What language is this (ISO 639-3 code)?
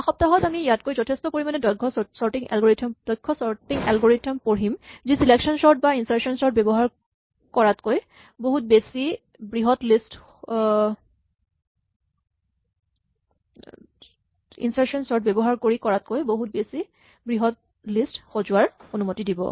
asm